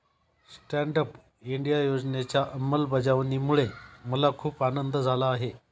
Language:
Marathi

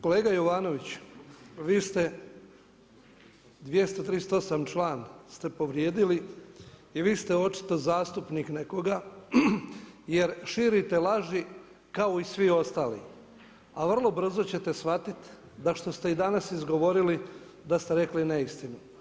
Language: Croatian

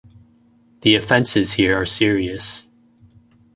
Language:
English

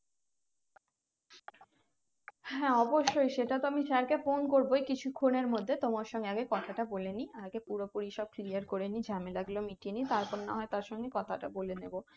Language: Bangla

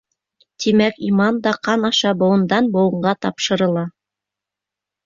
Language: Bashkir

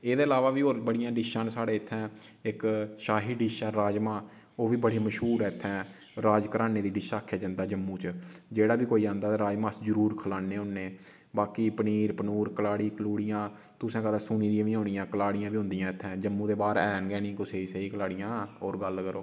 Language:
Dogri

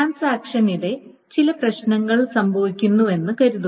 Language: Malayalam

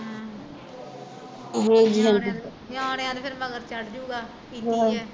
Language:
Punjabi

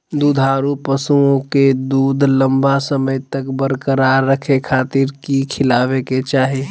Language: Magahi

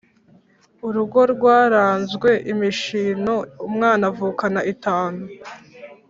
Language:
Kinyarwanda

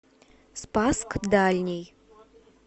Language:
Russian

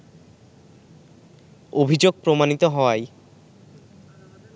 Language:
Bangla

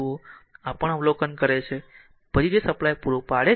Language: Gujarati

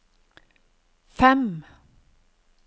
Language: Norwegian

